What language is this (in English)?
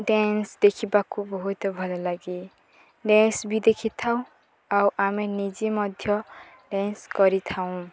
Odia